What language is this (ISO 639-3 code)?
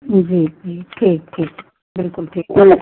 hin